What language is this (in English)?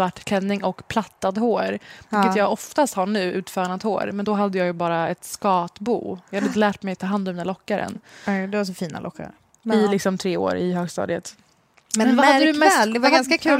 Swedish